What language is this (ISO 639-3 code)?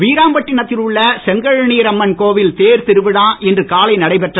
tam